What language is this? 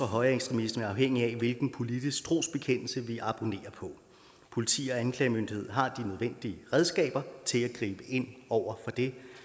Danish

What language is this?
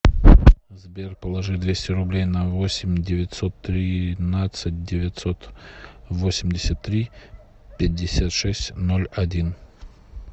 Russian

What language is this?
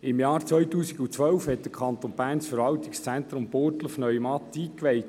Swiss German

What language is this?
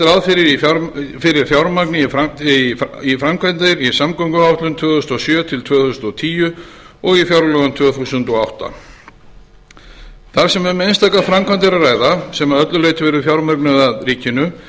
Icelandic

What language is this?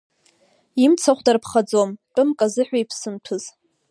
Abkhazian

